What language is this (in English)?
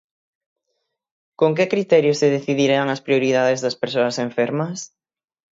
Galician